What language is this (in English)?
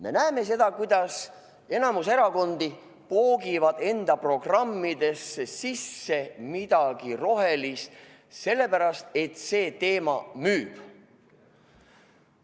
Estonian